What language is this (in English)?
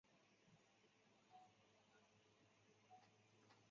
Chinese